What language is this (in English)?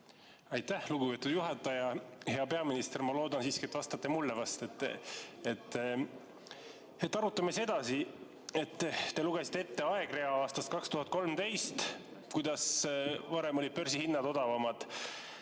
Estonian